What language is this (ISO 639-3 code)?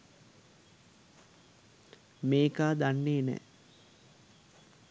sin